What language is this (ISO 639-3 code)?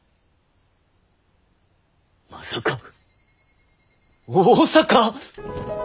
jpn